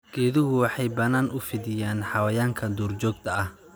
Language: Somali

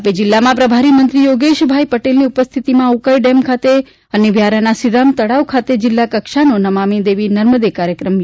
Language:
Gujarati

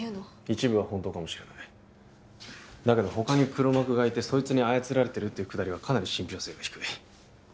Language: Japanese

